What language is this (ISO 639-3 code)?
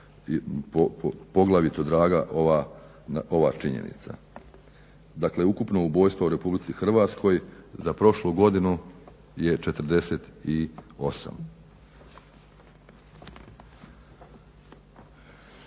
hrv